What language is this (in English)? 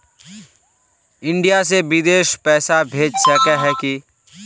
Magahi